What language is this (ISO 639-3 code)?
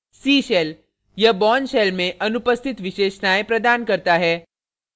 hin